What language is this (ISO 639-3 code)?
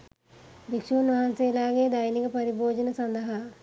sin